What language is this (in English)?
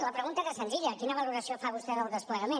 Catalan